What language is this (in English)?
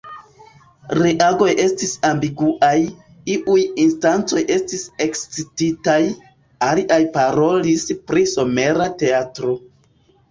Esperanto